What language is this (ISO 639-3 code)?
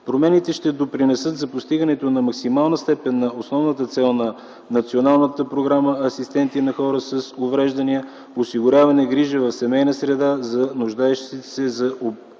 bul